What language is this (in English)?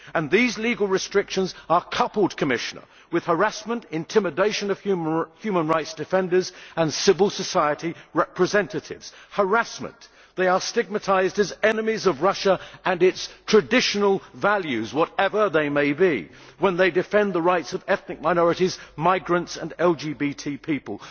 English